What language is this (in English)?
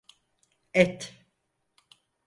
Turkish